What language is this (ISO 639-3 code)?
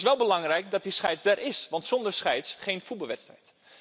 nld